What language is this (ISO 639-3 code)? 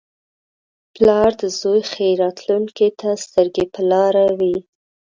pus